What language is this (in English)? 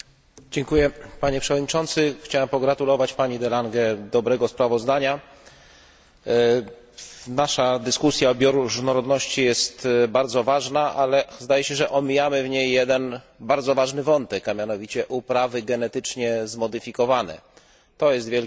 Polish